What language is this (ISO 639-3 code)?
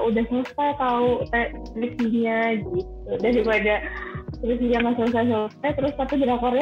ind